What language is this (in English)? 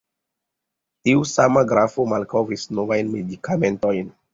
Esperanto